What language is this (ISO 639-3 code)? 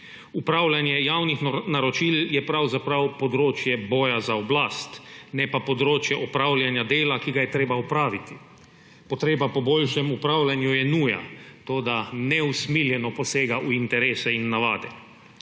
slv